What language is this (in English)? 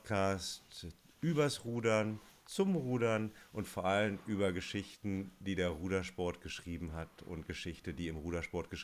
German